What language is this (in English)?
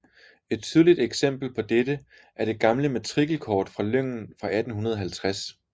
Danish